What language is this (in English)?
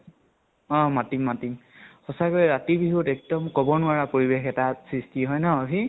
Assamese